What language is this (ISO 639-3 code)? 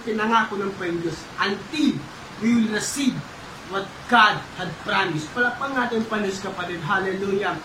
fil